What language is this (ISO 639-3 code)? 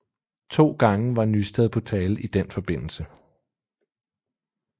dan